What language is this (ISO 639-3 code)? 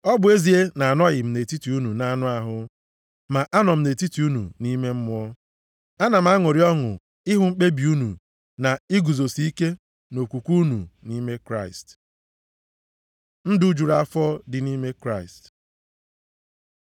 ibo